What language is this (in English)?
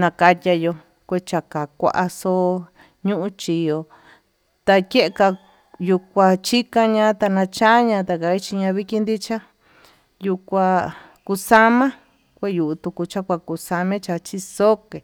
Tututepec Mixtec